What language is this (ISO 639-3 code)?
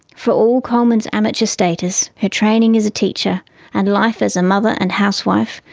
eng